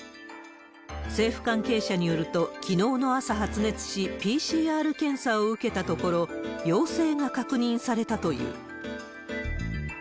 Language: Japanese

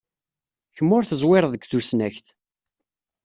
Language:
Kabyle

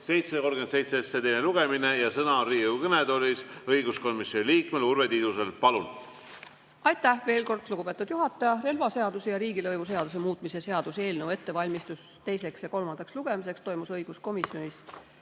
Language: Estonian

